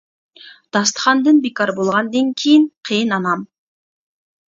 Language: Uyghur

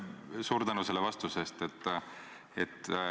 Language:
Estonian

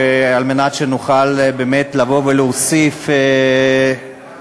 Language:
Hebrew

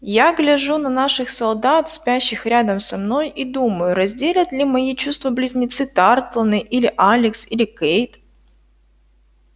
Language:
Russian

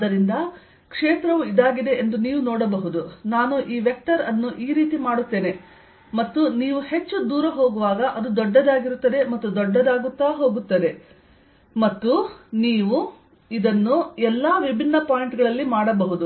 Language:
Kannada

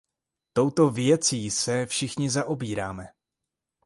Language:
Czech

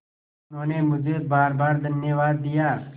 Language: Hindi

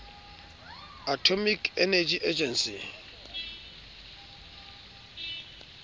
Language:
Southern Sotho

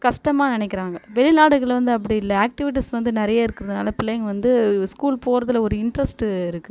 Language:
Tamil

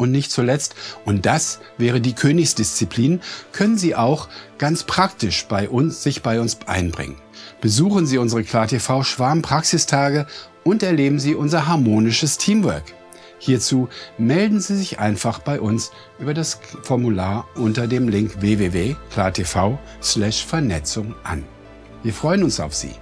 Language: German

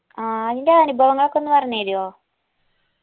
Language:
Malayalam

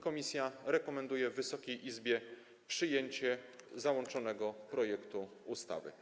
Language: Polish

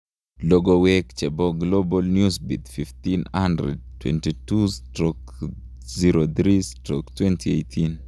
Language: Kalenjin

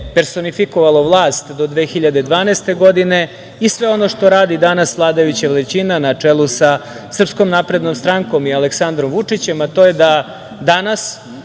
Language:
Serbian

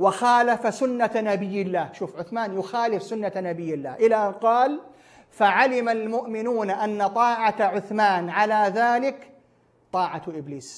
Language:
Arabic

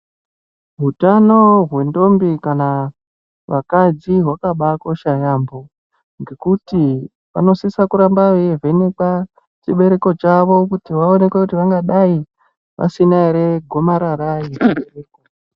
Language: Ndau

